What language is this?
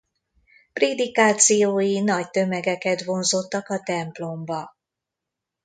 Hungarian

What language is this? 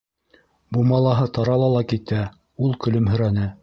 Bashkir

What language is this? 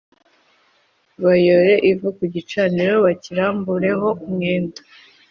Kinyarwanda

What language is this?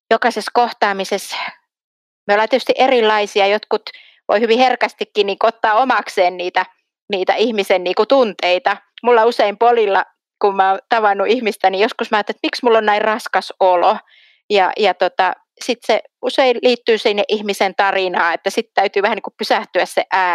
Finnish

